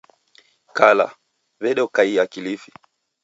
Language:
Taita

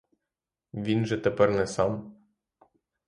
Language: Ukrainian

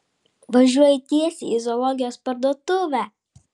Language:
Lithuanian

